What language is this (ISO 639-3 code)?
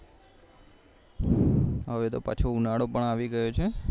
guj